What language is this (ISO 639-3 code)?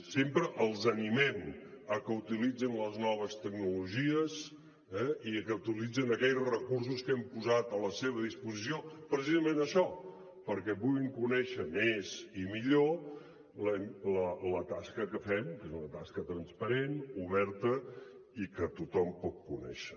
cat